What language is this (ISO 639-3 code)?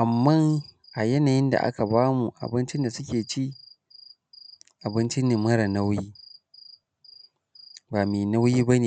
hau